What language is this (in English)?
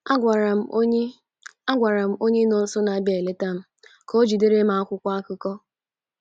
Igbo